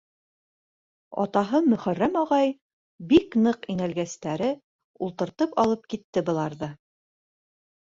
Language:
Bashkir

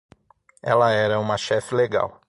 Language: Portuguese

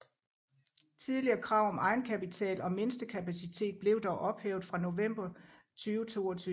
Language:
Danish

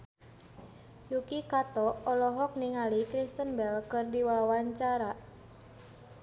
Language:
Sundanese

